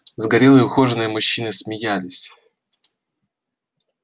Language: Russian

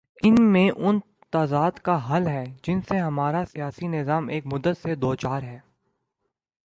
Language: Urdu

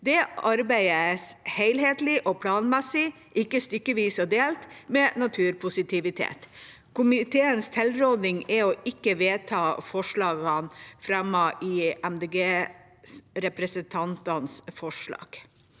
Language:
Norwegian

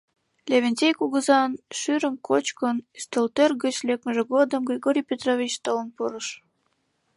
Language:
Mari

